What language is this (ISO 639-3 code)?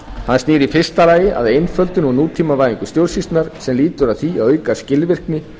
isl